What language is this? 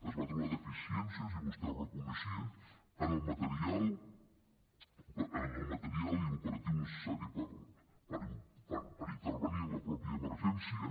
Catalan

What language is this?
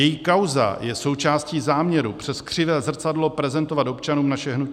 Czech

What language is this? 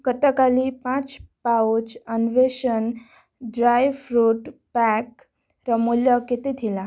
Odia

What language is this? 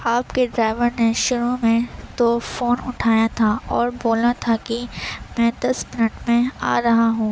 Urdu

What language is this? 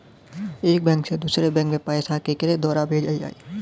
Bhojpuri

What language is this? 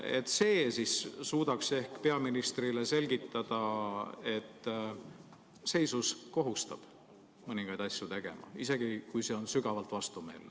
Estonian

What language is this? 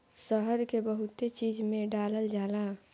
Bhojpuri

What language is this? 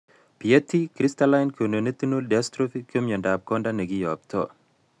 Kalenjin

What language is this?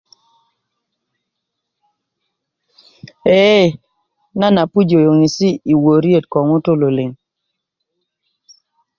Kuku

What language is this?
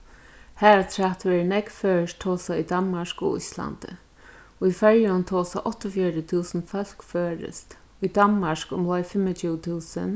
Faroese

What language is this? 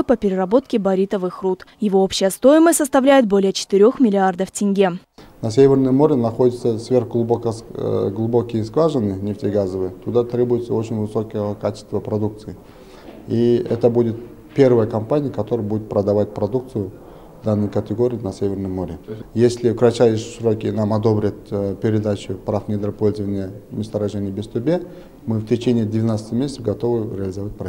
Russian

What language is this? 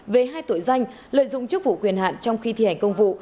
Vietnamese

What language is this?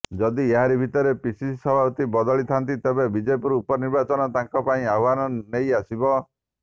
Odia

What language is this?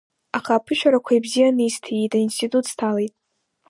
Abkhazian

